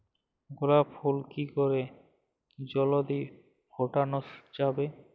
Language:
Bangla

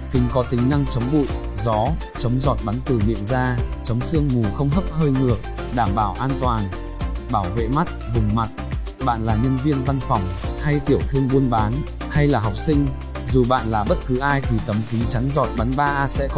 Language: Vietnamese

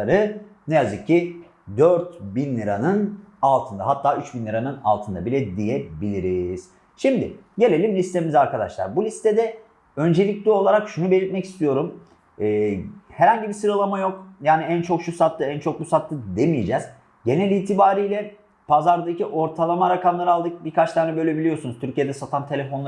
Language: Turkish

